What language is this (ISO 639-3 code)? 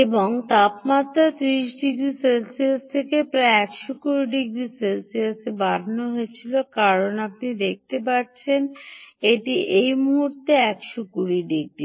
ben